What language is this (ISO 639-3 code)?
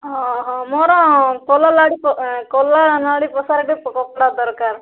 ori